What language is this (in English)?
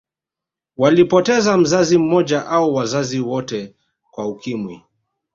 Swahili